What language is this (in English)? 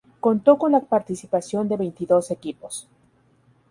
Spanish